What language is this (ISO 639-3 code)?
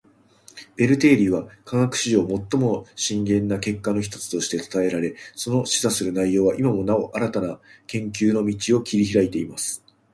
jpn